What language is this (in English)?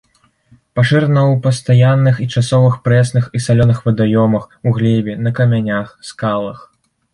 Belarusian